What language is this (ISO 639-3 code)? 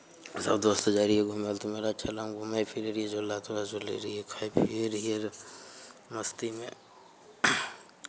mai